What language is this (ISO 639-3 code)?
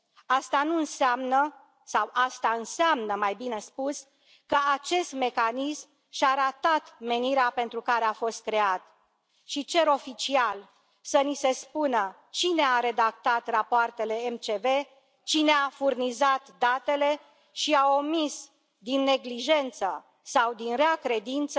ron